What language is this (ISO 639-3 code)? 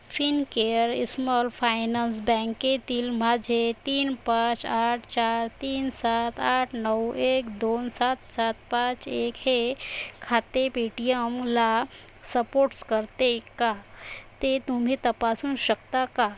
mar